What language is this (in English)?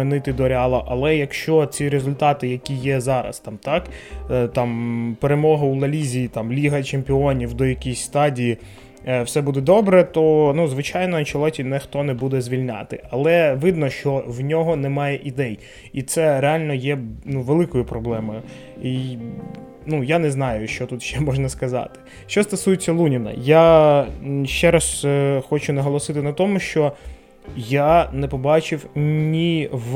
Ukrainian